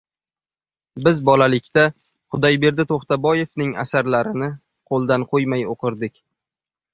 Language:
Uzbek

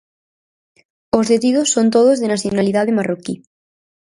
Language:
Galician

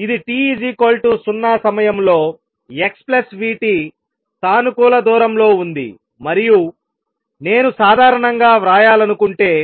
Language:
Telugu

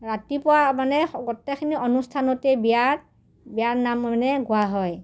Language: Assamese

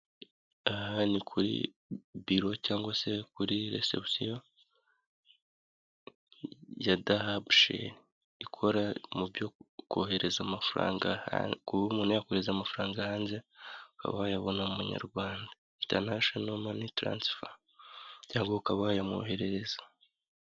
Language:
Kinyarwanda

